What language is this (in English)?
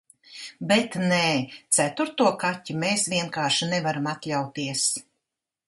Latvian